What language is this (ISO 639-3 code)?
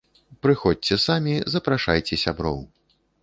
bel